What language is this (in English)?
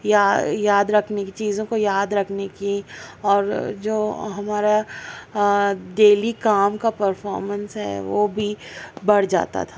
Urdu